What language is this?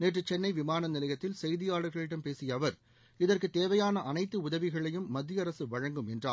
Tamil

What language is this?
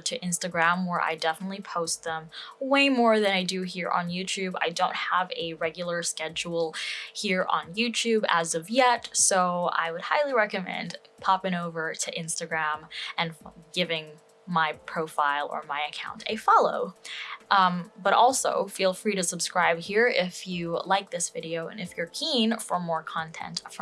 English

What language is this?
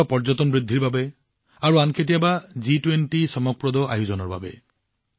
Assamese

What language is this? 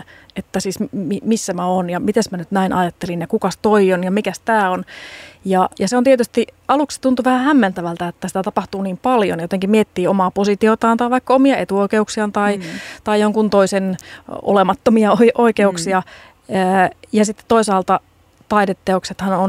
Finnish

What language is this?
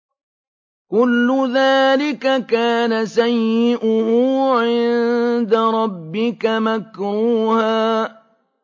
Arabic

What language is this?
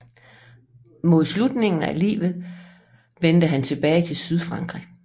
Danish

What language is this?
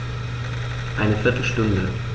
German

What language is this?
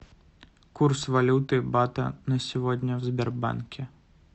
Russian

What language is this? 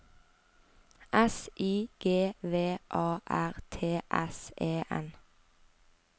Norwegian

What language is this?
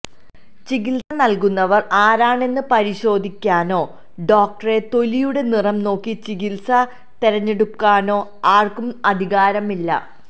Malayalam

